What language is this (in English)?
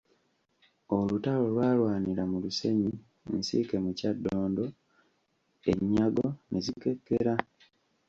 Ganda